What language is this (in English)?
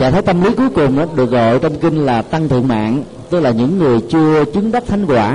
Vietnamese